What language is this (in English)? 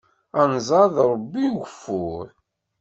Kabyle